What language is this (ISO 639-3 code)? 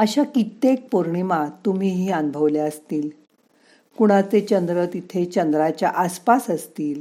mar